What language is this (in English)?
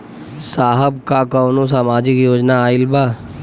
Bhojpuri